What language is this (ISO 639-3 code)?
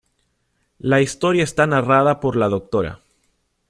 spa